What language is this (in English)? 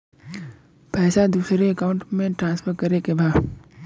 Bhojpuri